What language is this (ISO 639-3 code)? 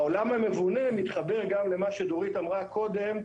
heb